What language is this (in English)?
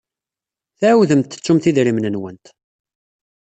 Kabyle